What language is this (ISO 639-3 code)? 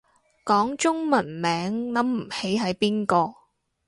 yue